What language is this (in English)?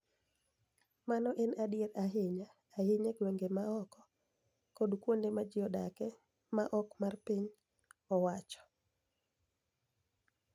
Luo (Kenya and Tanzania)